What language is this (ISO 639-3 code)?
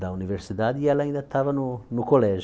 por